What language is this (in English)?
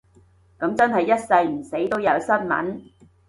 Cantonese